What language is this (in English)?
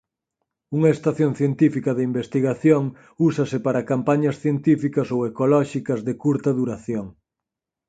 Galician